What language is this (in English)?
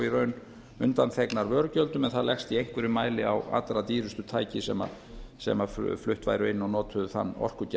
Icelandic